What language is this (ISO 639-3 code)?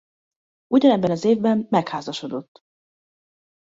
hun